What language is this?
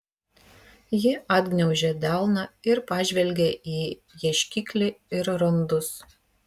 Lithuanian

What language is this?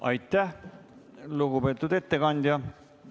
Estonian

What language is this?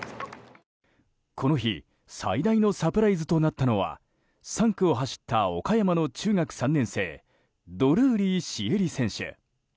Japanese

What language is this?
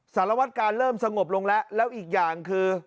Thai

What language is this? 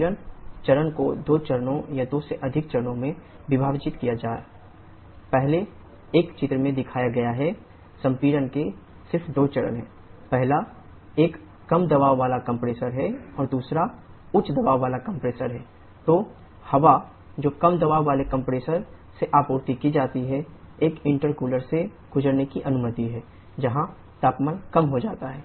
Hindi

